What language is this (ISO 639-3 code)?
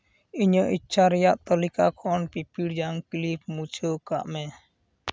sat